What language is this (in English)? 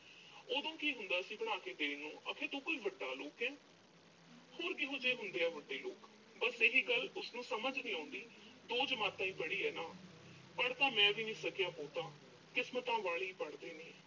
Punjabi